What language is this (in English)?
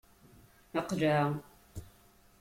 Kabyle